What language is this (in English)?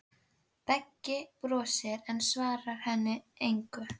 Icelandic